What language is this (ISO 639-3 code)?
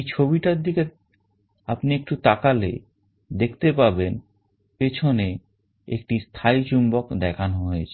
ben